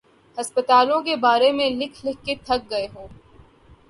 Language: Urdu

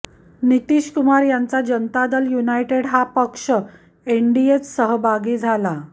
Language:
Marathi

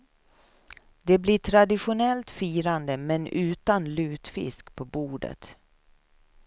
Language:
Swedish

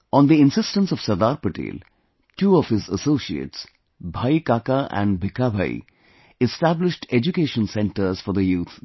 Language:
English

